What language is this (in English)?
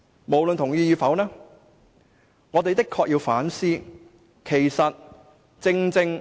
Cantonese